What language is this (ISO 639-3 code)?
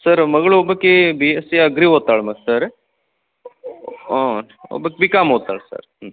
kan